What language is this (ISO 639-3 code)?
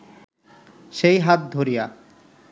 ben